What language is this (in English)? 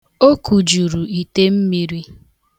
Igbo